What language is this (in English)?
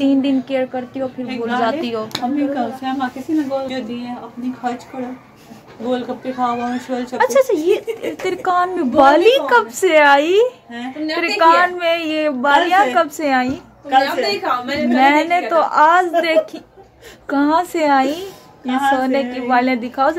Hindi